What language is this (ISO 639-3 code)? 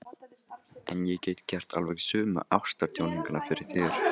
isl